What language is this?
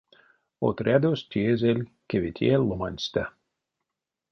Erzya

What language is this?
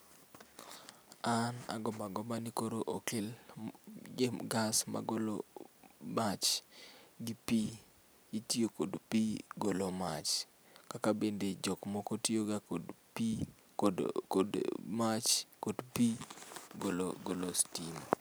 Luo (Kenya and Tanzania)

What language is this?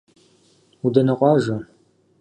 Kabardian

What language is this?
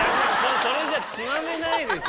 Japanese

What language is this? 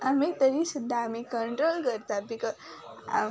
Konkani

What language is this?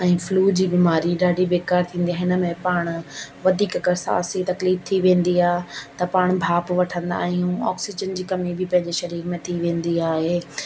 Sindhi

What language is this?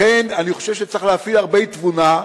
Hebrew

